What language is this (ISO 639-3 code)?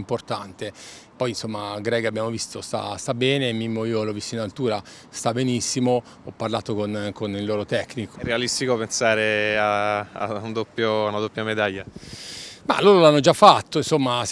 ita